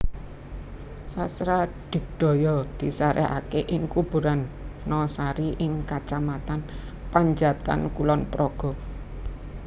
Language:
Javanese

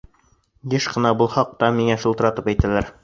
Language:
Bashkir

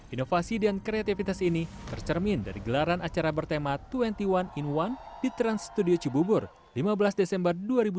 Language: Indonesian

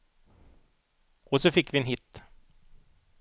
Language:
Swedish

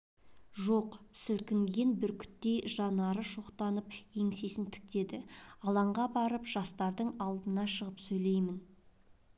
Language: Kazakh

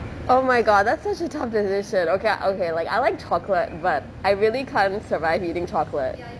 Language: English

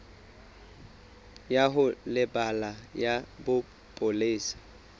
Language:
Southern Sotho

